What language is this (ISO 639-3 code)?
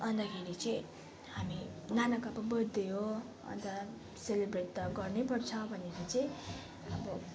nep